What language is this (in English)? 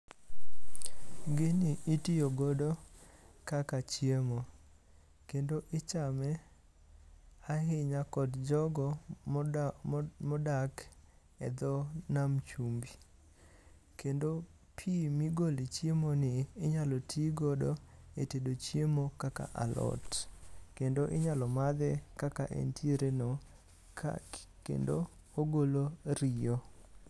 Luo (Kenya and Tanzania)